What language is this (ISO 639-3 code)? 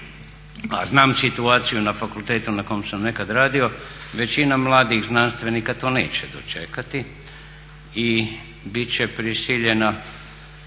hrv